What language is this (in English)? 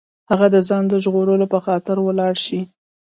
Pashto